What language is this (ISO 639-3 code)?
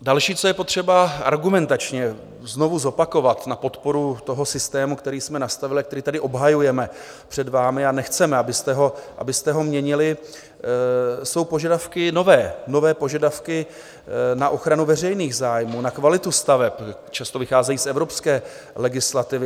ces